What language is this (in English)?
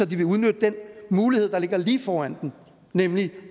Danish